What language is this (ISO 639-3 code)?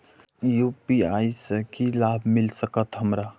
mai